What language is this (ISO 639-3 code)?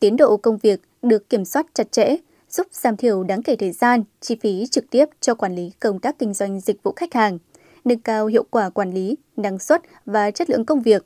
vie